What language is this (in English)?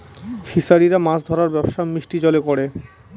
Bangla